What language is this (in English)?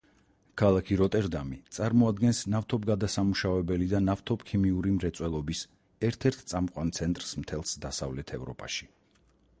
Georgian